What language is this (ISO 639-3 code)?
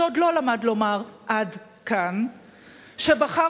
heb